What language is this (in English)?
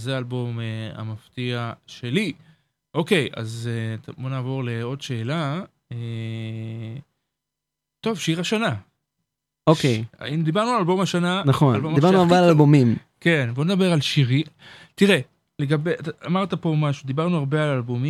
Hebrew